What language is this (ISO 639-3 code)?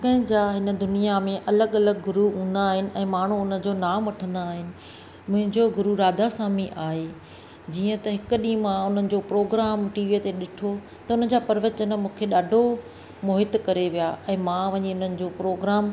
snd